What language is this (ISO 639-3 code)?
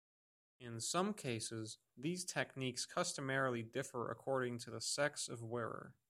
eng